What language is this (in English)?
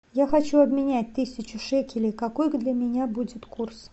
Russian